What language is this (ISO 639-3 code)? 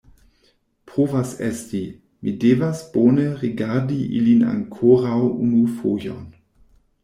epo